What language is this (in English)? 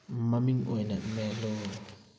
Manipuri